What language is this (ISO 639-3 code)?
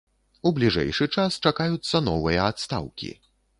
bel